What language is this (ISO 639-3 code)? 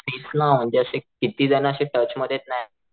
mar